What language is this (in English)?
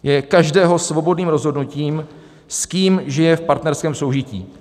Czech